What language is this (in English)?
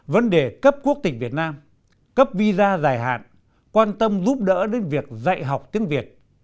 Vietnamese